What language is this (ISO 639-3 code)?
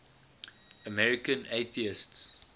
eng